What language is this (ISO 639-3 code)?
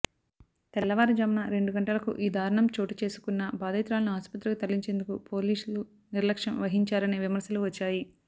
tel